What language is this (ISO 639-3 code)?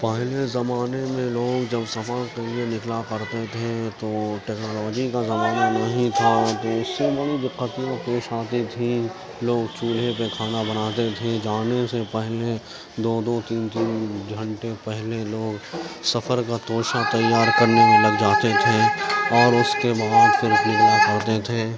urd